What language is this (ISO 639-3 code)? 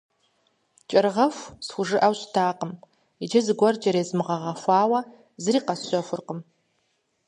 kbd